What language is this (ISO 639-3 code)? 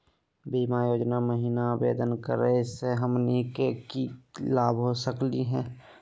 mag